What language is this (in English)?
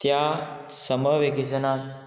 Konkani